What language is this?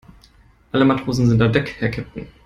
German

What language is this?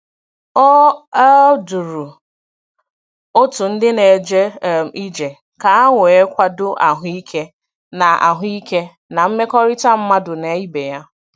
Igbo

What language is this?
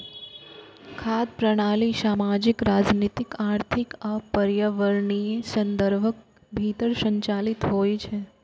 Maithili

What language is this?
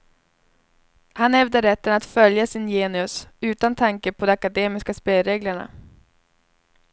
Swedish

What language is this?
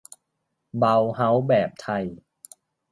Thai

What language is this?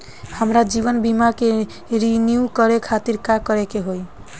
Bhojpuri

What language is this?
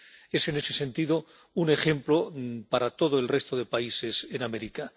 Spanish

